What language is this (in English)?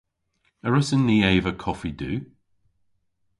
Cornish